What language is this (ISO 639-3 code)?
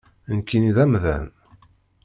kab